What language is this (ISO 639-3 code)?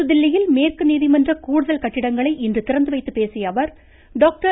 tam